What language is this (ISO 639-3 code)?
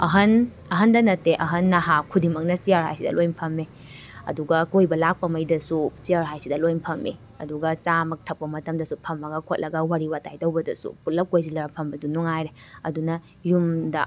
mni